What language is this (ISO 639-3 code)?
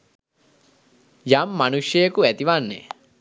sin